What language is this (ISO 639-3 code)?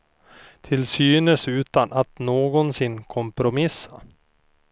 swe